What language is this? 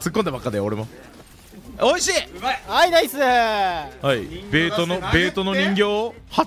Japanese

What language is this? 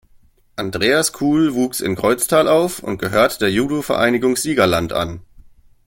German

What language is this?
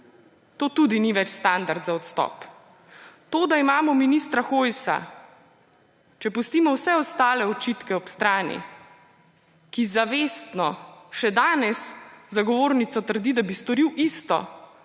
Slovenian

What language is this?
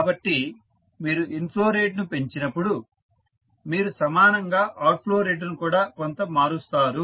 Telugu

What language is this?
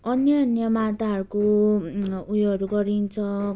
Nepali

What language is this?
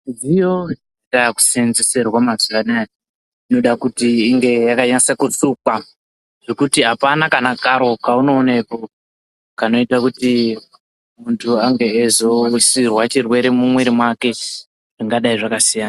Ndau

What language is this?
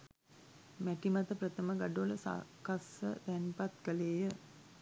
Sinhala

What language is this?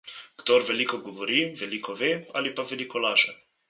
Slovenian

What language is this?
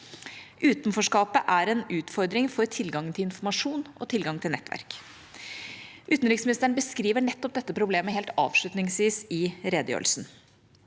Norwegian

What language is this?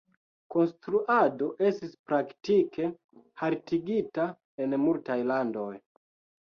Esperanto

